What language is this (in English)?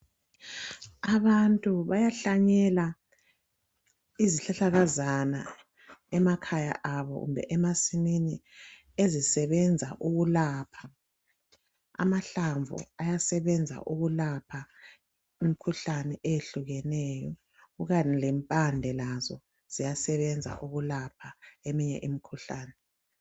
North Ndebele